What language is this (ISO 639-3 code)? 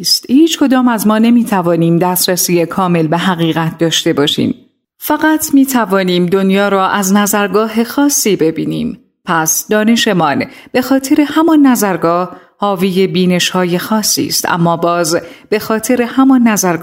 fas